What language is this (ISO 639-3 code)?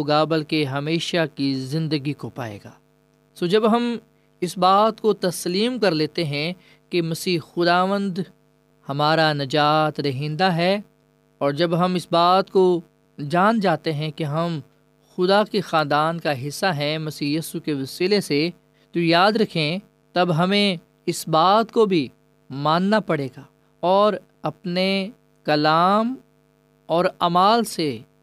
urd